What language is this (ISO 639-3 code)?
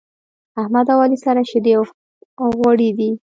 pus